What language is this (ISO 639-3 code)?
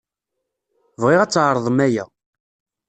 kab